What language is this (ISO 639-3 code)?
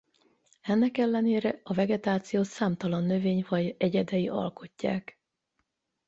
hun